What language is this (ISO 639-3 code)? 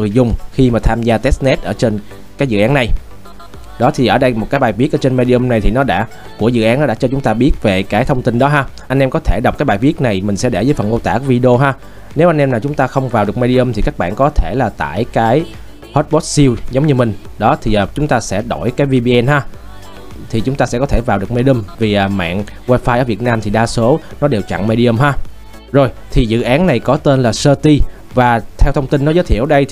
vie